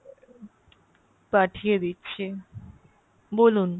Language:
Bangla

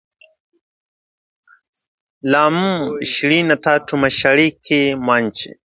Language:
Swahili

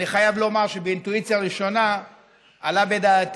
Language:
Hebrew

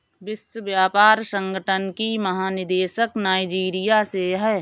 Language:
Hindi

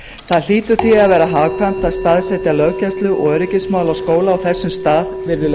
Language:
Icelandic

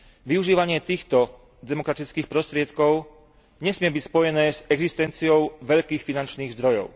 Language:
Slovak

